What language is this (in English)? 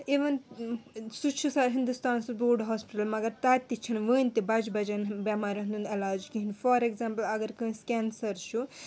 Kashmiri